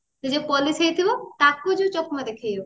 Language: Odia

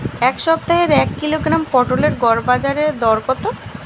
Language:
Bangla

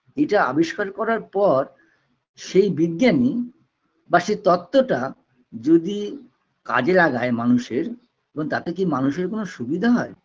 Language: Bangla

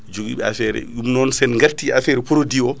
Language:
Fula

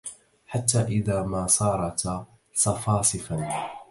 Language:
Arabic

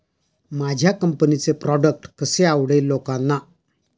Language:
Marathi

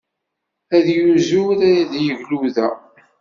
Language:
Kabyle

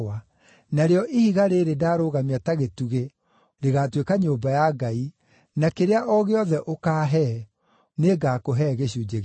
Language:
Kikuyu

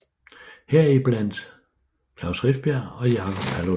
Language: Danish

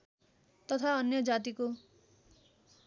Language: Nepali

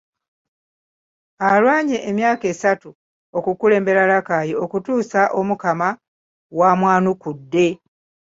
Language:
Ganda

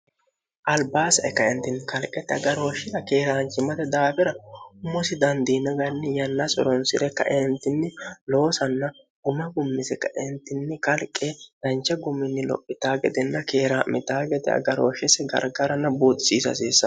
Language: Sidamo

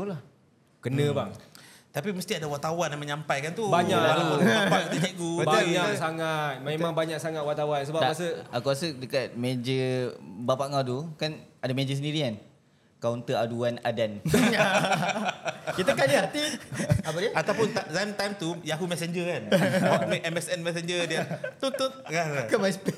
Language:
Malay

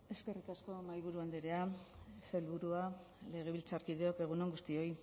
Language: Basque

